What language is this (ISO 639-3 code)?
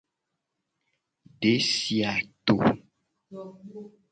gej